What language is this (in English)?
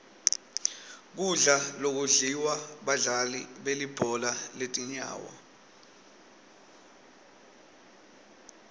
Swati